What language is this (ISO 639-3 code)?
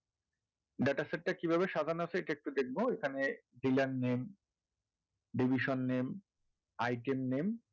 ben